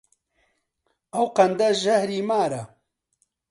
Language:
Central Kurdish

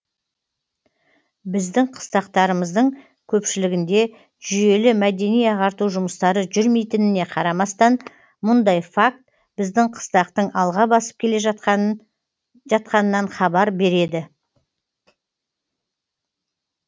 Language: Kazakh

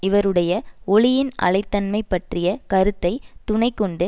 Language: Tamil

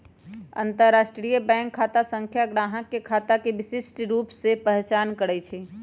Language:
Magahi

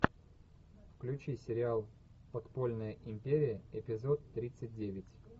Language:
Russian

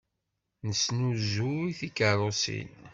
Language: Kabyle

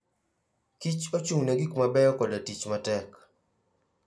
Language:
Luo (Kenya and Tanzania)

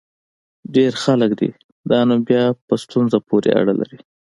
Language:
Pashto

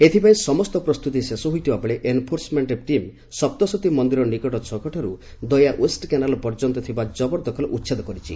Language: Odia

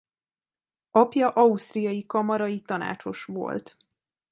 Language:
Hungarian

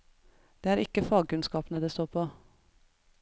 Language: Norwegian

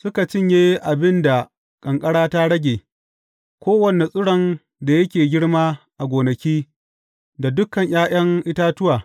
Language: Hausa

